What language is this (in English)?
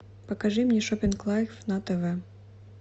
Russian